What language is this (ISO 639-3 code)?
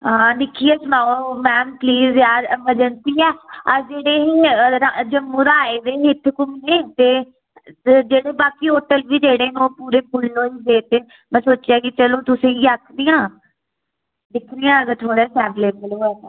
doi